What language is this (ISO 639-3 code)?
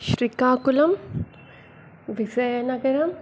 tel